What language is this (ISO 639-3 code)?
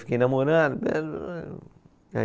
por